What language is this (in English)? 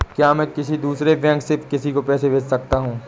Hindi